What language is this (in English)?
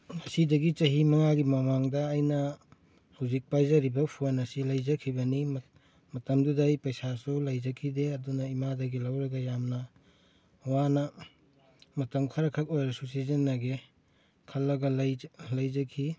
Manipuri